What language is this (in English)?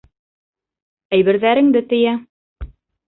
Bashkir